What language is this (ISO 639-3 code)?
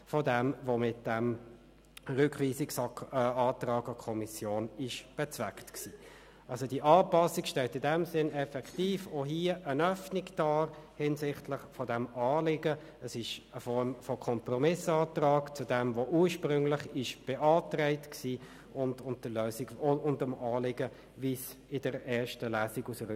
gsw